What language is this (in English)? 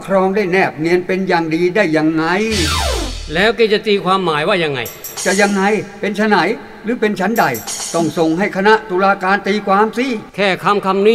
Thai